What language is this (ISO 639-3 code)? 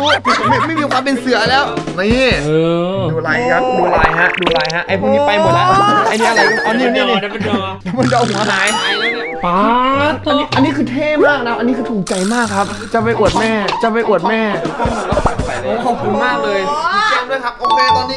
tha